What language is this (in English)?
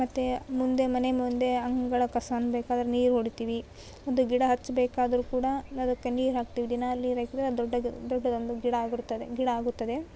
Kannada